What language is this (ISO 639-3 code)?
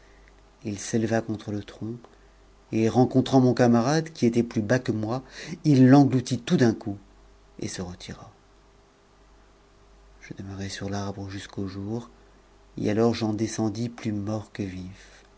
fra